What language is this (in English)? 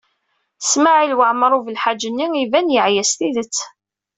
Kabyle